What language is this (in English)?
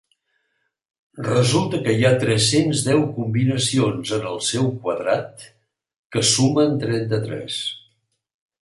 Catalan